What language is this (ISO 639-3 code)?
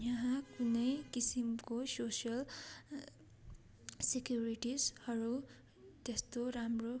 nep